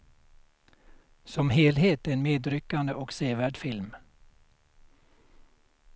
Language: Swedish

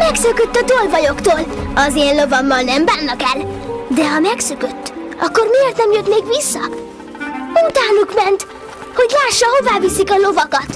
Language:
Hungarian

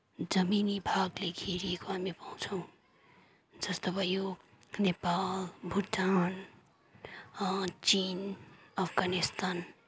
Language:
Nepali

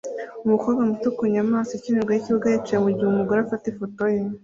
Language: Kinyarwanda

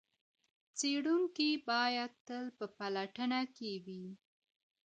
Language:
Pashto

